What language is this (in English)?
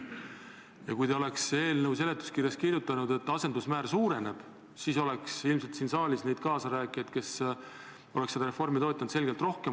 Estonian